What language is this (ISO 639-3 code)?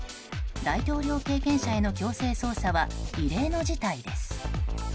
jpn